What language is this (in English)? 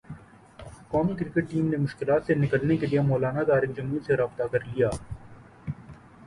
Urdu